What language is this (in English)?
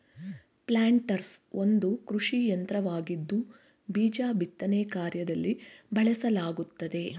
Kannada